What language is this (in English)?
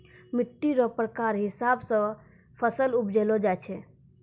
Maithili